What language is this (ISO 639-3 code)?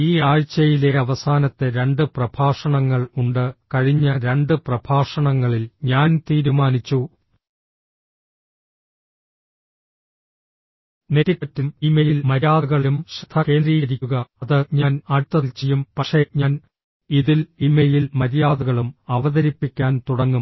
mal